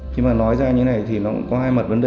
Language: Vietnamese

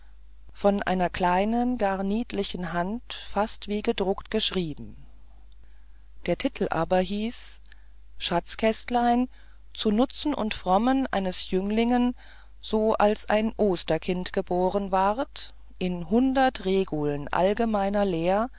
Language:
German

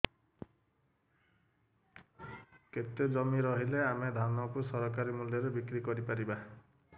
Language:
Odia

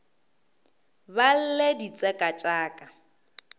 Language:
Northern Sotho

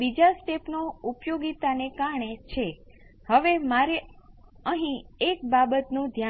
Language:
Gujarati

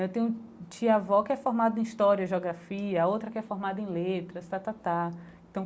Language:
Portuguese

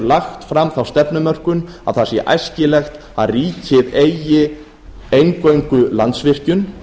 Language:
Icelandic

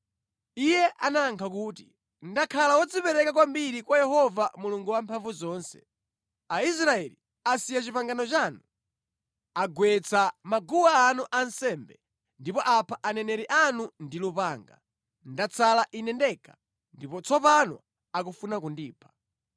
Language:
Nyanja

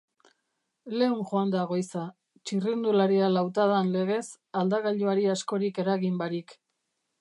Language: Basque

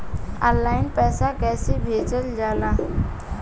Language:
Bhojpuri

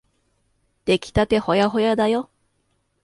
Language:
Japanese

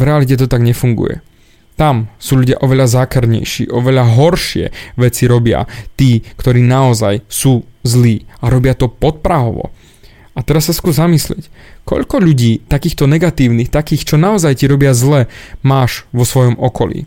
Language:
Slovak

